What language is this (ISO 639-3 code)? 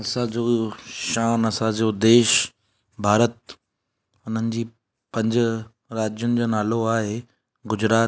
snd